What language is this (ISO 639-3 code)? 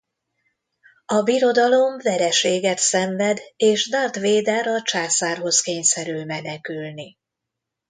hun